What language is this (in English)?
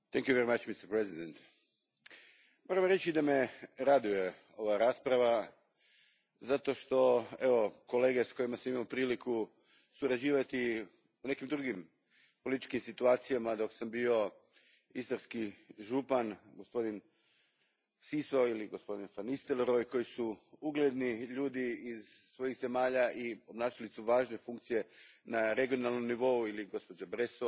Croatian